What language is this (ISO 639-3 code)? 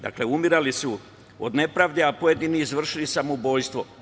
srp